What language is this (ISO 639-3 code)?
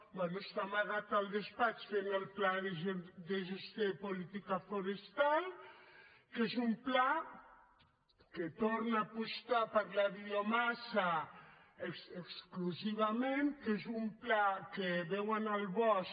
cat